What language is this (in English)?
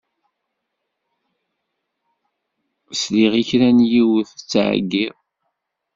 Kabyle